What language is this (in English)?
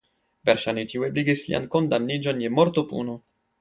Esperanto